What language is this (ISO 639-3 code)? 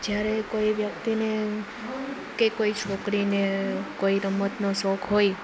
guj